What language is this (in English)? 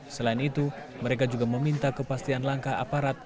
Indonesian